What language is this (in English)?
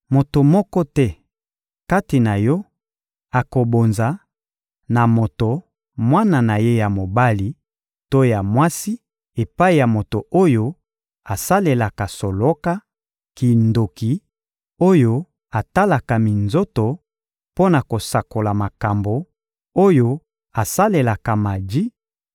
Lingala